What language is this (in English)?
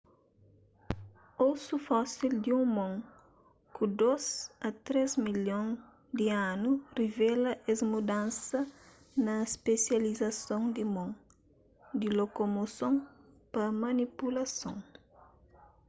Kabuverdianu